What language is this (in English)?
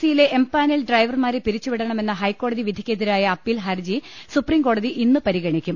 Malayalam